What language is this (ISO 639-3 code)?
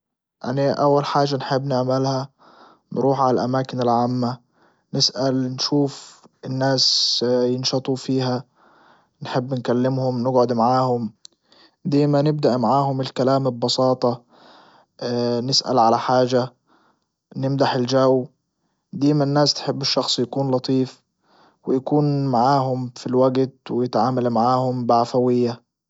ayl